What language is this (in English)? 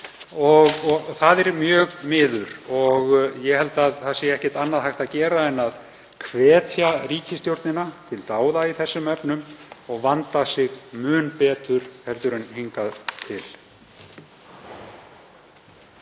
Icelandic